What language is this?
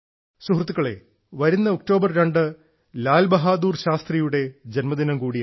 Malayalam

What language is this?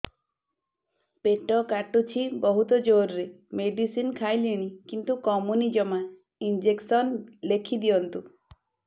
Odia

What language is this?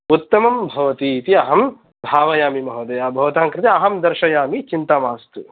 Sanskrit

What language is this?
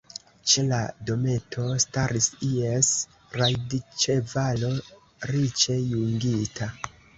Esperanto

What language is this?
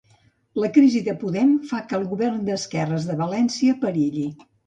Catalan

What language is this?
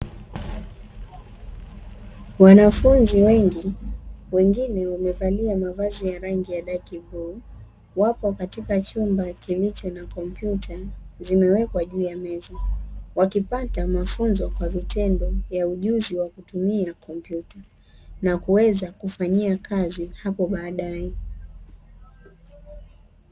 Swahili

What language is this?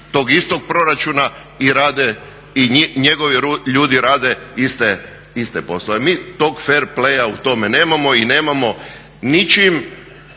Croatian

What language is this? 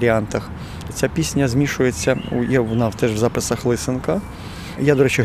Ukrainian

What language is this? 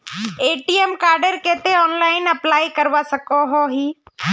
Magahi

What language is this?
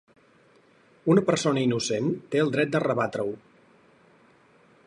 Catalan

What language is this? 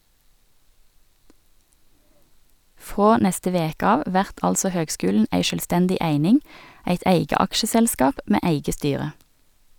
Norwegian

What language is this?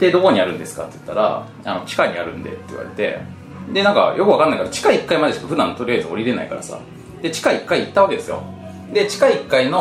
Japanese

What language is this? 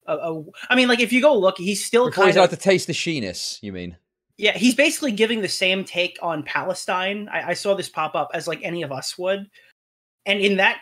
English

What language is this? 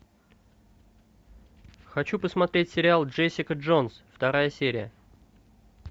Russian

